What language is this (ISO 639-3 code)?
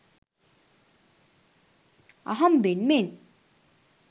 sin